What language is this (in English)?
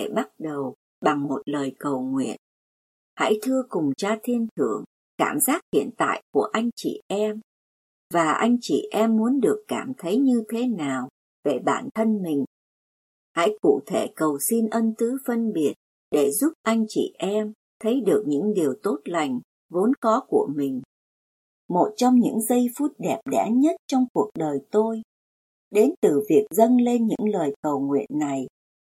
Vietnamese